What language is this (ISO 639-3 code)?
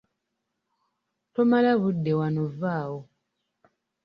lug